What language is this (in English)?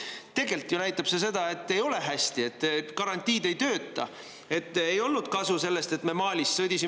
Estonian